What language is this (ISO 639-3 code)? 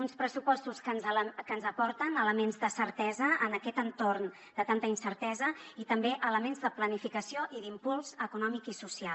cat